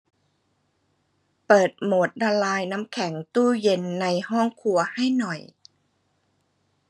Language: Thai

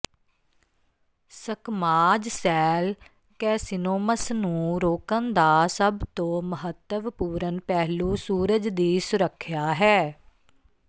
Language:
Punjabi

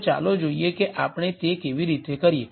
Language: Gujarati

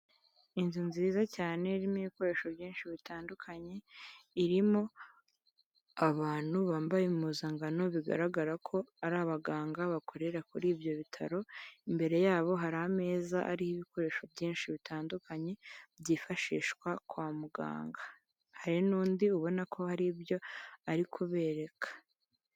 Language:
Kinyarwanda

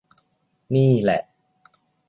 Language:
Thai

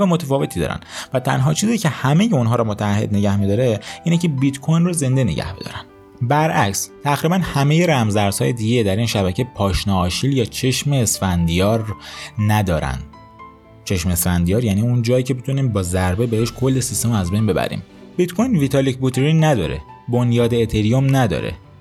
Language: Persian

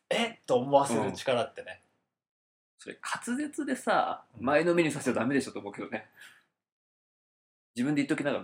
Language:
Japanese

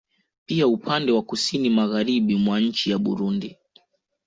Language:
Swahili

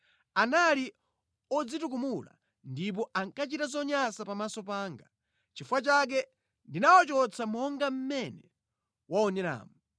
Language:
Nyanja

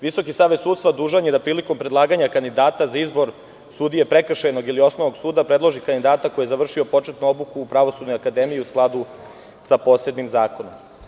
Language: Serbian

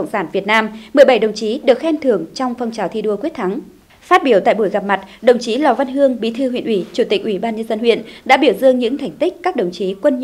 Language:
Vietnamese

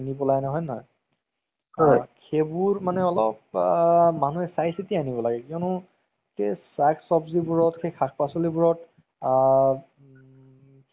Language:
Assamese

